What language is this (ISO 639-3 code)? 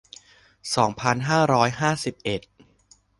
tha